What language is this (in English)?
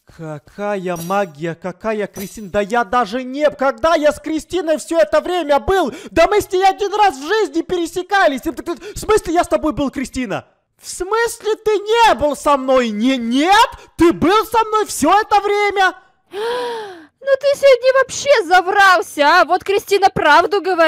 Russian